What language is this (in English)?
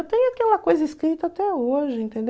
Portuguese